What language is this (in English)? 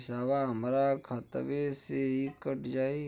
Bhojpuri